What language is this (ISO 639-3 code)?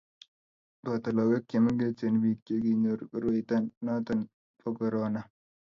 kln